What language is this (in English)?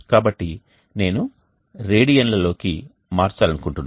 Telugu